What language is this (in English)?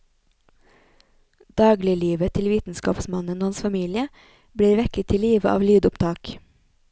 Norwegian